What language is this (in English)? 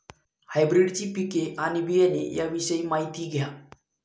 Marathi